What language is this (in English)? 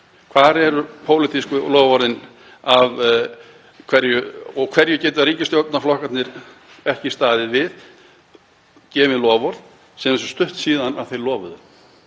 Icelandic